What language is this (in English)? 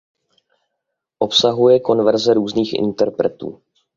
Czech